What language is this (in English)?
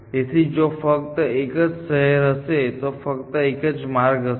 Gujarati